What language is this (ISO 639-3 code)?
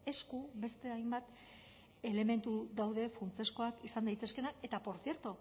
eus